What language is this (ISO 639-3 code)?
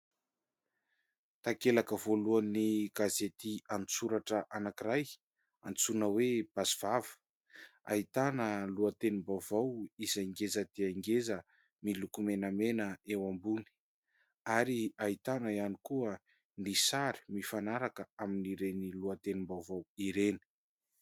mlg